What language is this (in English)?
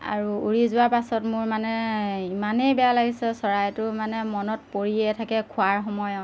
Assamese